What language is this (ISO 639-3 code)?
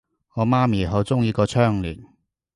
yue